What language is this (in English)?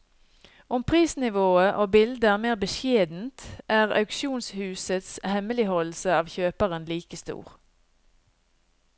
Norwegian